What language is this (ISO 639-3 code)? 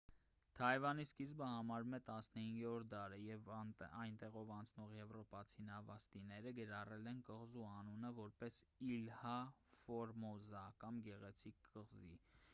hye